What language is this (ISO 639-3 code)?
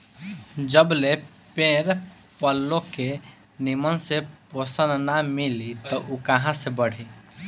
bho